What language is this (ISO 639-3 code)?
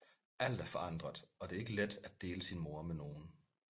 dan